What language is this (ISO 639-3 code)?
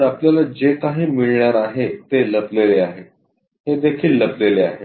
mar